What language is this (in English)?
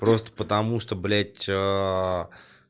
Russian